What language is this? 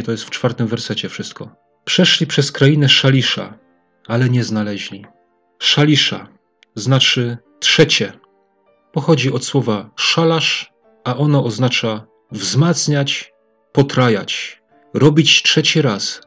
Polish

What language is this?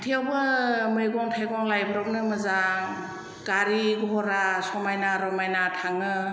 Bodo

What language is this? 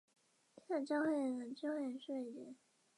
Chinese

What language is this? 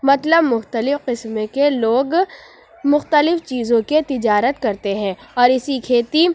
Urdu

